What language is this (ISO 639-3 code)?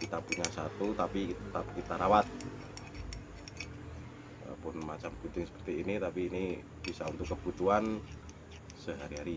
ind